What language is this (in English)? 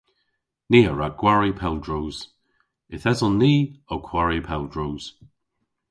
Cornish